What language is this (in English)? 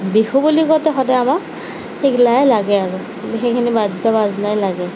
Assamese